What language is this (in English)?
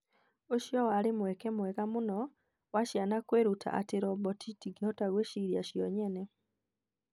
Kikuyu